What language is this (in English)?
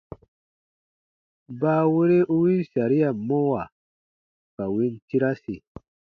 Baatonum